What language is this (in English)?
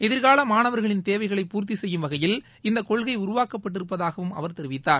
Tamil